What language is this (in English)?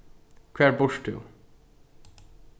Faroese